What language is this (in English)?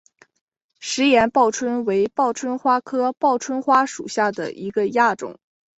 Chinese